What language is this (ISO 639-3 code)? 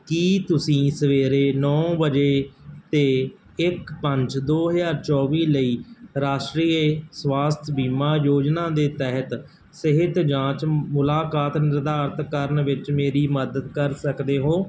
pan